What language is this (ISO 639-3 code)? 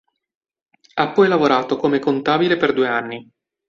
ita